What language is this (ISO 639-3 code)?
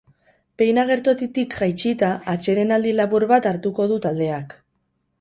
eus